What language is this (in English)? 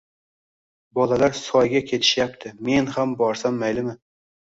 Uzbek